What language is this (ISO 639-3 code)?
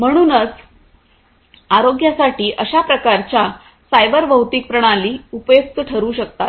mar